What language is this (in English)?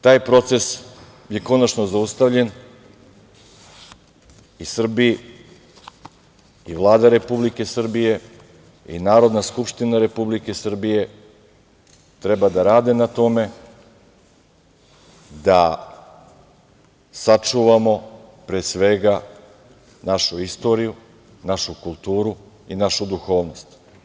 Serbian